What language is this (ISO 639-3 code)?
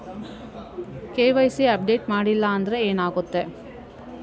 kan